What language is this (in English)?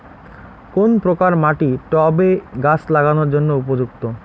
Bangla